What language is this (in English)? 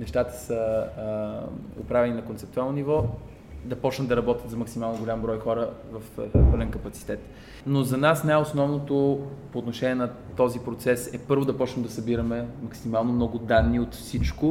Bulgarian